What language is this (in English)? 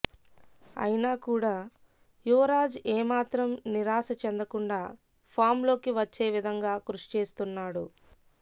Telugu